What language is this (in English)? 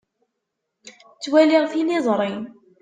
Kabyle